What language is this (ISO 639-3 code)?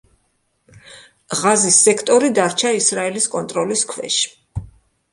kat